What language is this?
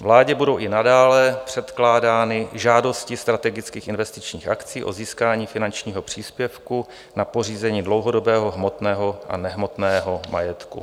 Czech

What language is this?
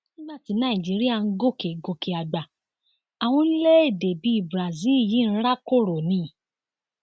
Yoruba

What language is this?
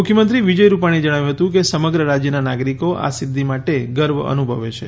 Gujarati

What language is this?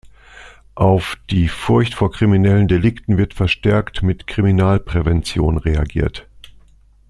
German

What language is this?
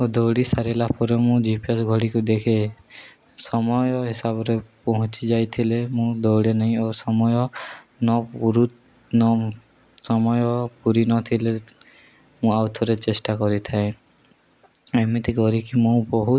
Odia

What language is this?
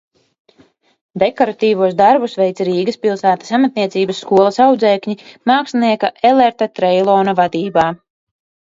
Latvian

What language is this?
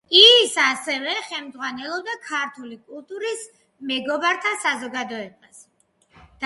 Georgian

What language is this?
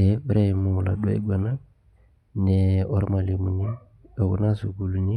Masai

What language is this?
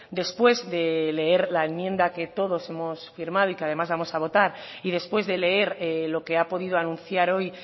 Spanish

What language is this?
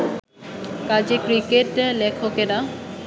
Bangla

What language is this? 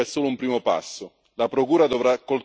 Italian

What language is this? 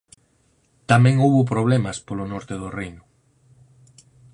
Galician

